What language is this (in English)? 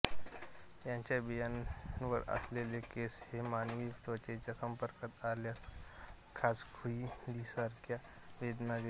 Marathi